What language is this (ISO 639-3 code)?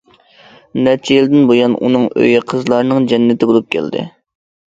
uig